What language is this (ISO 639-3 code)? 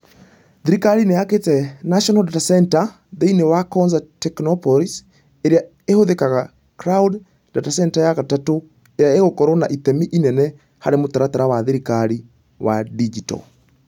kik